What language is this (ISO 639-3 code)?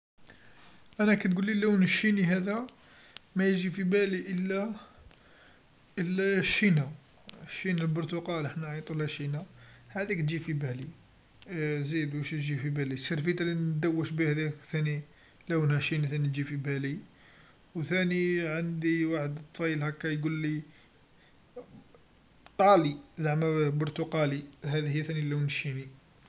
arq